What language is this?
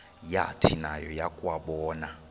Xhosa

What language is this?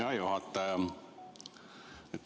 Estonian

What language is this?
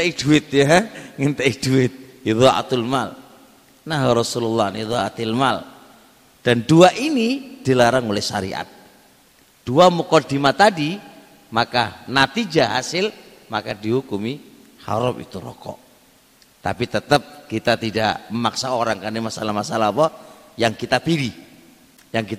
Indonesian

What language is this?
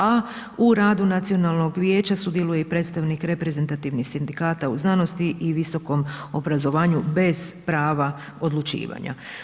Croatian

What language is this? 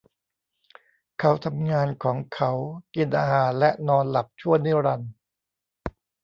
Thai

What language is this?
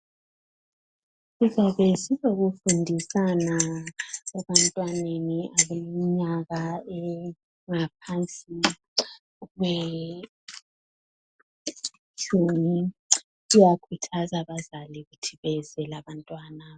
North Ndebele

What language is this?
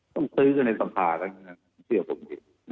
Thai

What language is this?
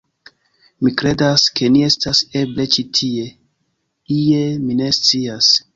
Esperanto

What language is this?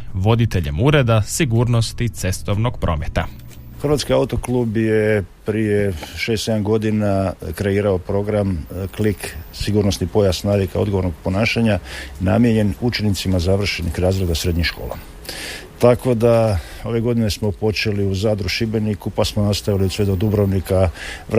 Croatian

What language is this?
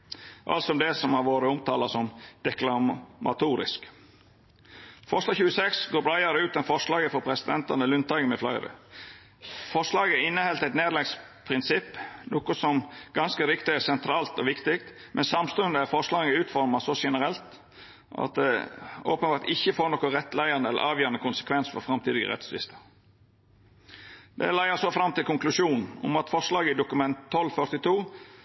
Norwegian Nynorsk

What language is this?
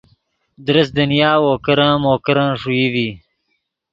Yidgha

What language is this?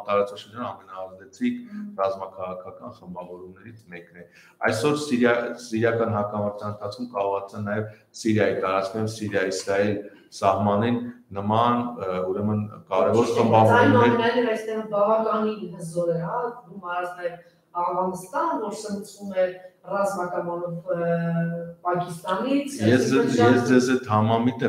Romanian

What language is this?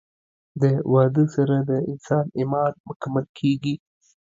Pashto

